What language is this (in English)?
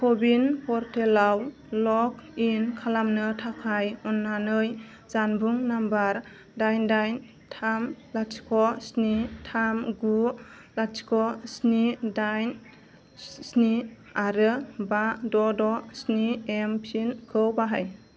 Bodo